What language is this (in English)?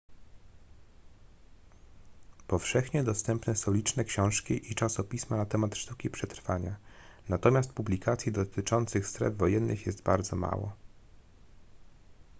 Polish